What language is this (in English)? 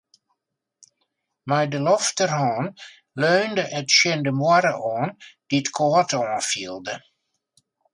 Western Frisian